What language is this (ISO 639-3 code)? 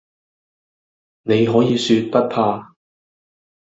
yue